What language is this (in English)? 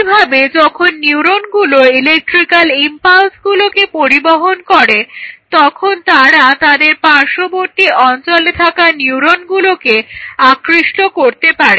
Bangla